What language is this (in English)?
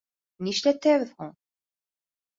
Bashkir